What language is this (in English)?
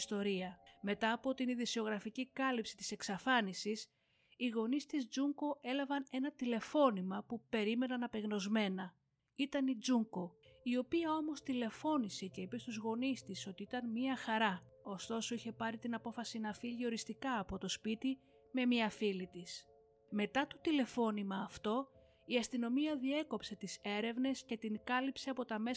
Greek